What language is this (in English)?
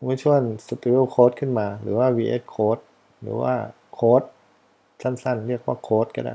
Thai